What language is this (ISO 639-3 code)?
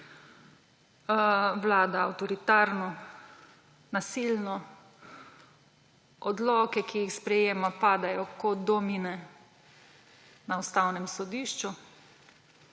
slv